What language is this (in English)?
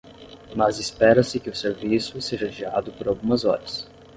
Portuguese